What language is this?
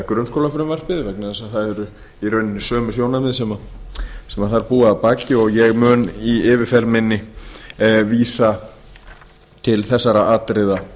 Icelandic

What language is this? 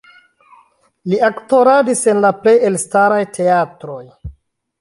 Esperanto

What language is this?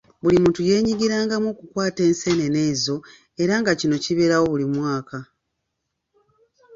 Ganda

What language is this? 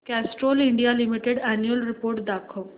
Marathi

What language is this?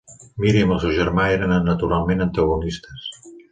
Catalan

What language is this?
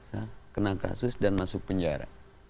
Indonesian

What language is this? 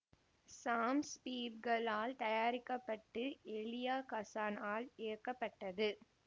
Tamil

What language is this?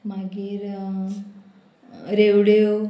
Konkani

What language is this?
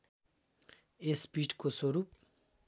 Nepali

